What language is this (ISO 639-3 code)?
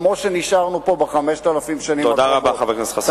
heb